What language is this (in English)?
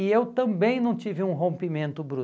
Portuguese